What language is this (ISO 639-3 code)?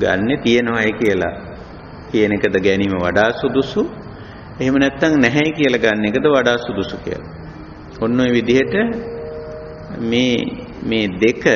ita